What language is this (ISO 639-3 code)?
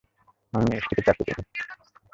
ben